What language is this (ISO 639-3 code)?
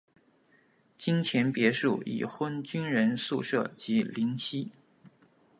zho